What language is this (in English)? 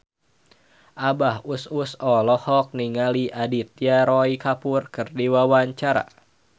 Sundanese